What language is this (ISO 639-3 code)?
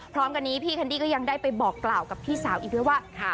tha